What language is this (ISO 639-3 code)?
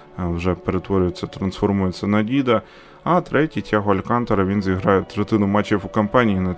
ukr